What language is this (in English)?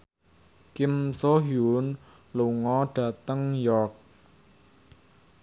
Javanese